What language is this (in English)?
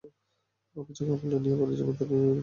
Bangla